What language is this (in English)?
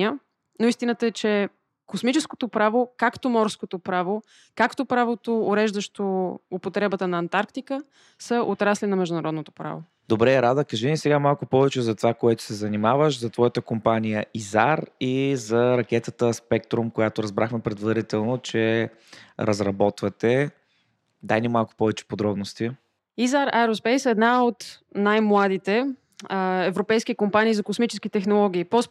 Bulgarian